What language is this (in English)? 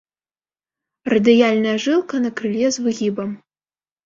Belarusian